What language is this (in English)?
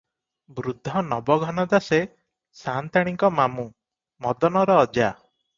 Odia